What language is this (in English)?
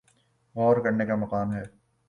Urdu